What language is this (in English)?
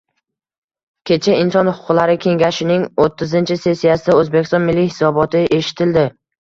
Uzbek